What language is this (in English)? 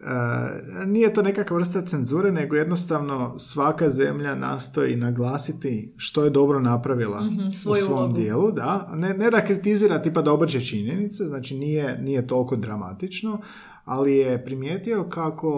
Croatian